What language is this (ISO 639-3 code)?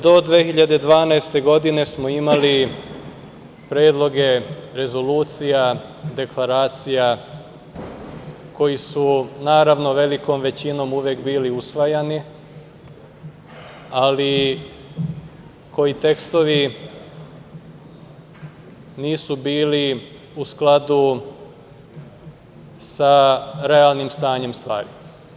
srp